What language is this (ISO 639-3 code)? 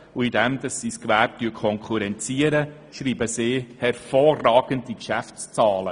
gsw